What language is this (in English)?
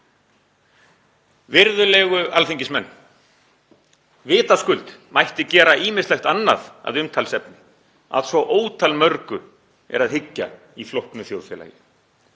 Icelandic